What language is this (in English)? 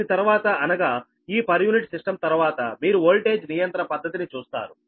Telugu